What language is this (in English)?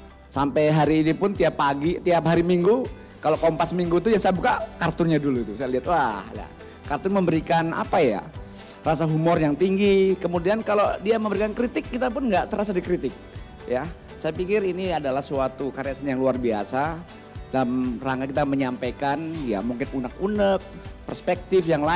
Indonesian